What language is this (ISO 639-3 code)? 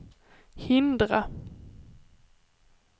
swe